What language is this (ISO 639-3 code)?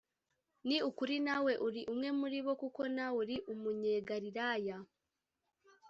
kin